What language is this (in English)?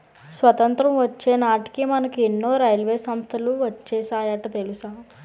Telugu